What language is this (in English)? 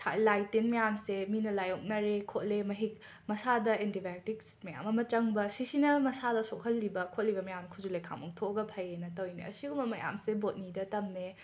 Manipuri